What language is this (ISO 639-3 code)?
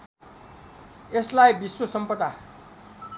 nep